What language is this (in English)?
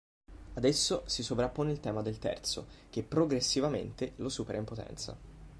Italian